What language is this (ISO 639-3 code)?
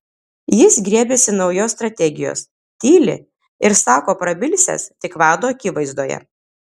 lit